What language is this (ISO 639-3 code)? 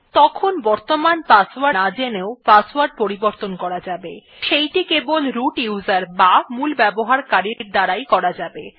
ben